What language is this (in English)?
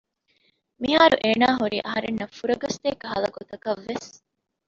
Divehi